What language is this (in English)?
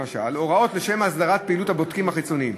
Hebrew